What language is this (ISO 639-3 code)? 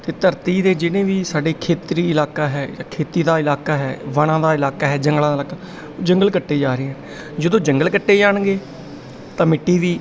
pan